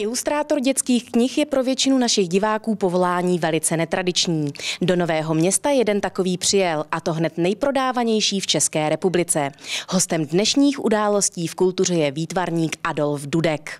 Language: Czech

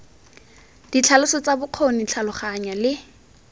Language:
Tswana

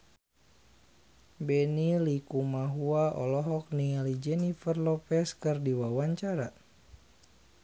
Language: Sundanese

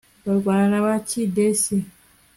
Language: Kinyarwanda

